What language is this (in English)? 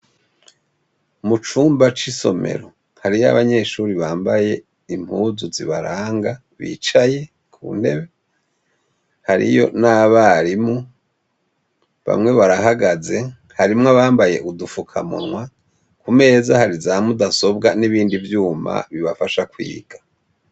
Rundi